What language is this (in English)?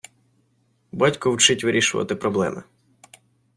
Ukrainian